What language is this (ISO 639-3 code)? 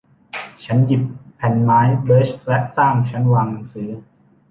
tha